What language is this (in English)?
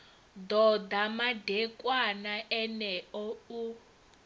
Venda